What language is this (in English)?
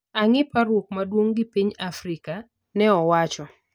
Luo (Kenya and Tanzania)